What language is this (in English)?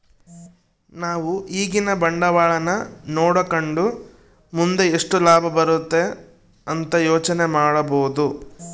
Kannada